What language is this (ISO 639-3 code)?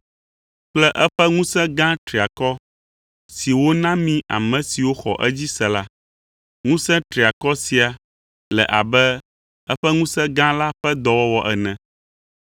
ewe